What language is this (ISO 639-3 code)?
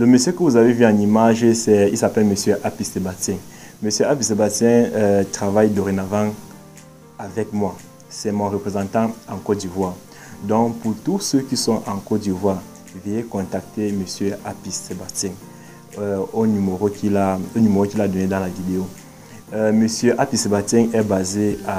fra